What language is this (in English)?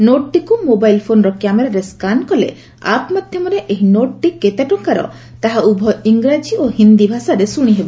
Odia